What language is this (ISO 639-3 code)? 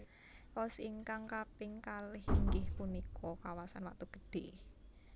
jav